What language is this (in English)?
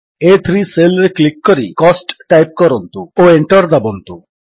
Odia